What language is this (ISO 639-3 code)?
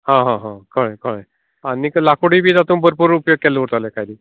kok